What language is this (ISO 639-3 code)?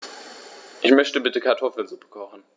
deu